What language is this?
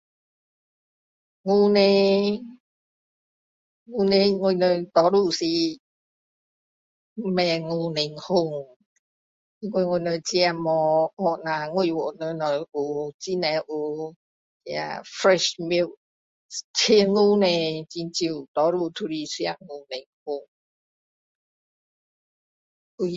Min Dong Chinese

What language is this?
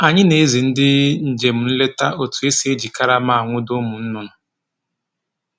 Igbo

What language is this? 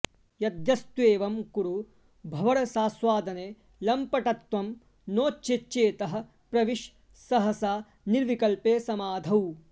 Sanskrit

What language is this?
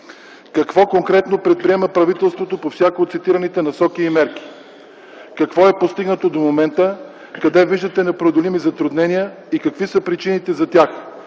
Bulgarian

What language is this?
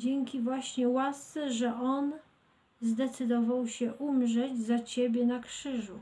Polish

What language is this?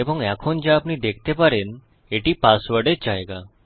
Bangla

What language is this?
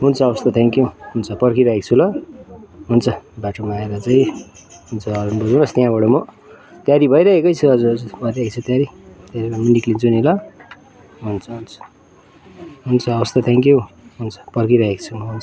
Nepali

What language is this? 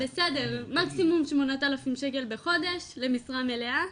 Hebrew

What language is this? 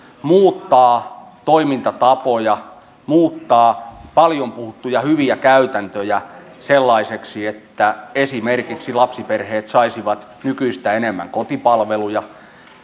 Finnish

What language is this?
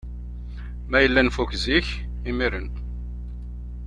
Kabyle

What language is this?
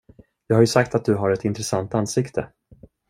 Swedish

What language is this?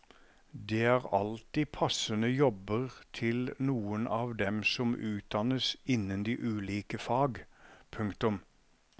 Norwegian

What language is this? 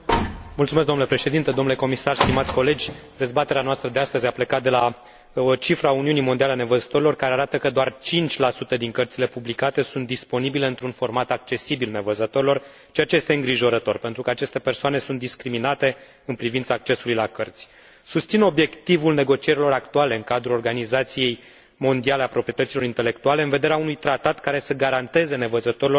Romanian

